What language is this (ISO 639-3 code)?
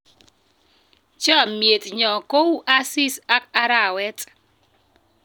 kln